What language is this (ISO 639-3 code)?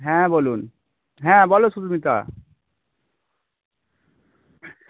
ben